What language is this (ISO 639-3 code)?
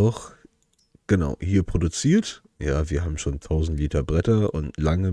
deu